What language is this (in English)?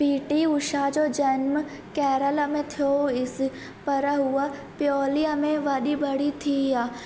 Sindhi